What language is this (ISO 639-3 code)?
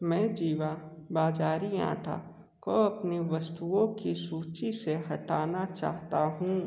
hin